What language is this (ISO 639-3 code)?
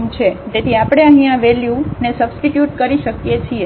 guj